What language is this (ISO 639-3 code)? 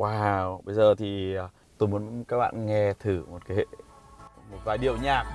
vie